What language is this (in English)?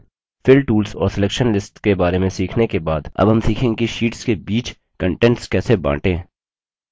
Hindi